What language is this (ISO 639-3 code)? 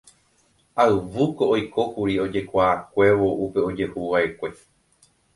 grn